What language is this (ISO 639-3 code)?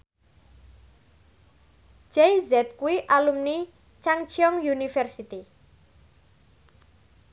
jav